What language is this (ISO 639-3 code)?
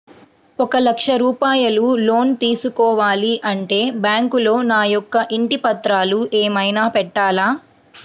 tel